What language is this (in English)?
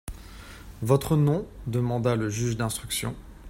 French